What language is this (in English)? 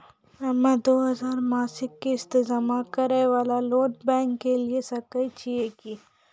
Maithili